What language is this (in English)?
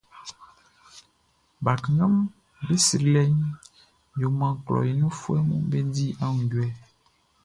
Baoulé